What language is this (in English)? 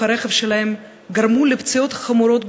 Hebrew